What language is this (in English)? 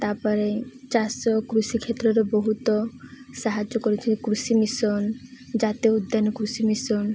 Odia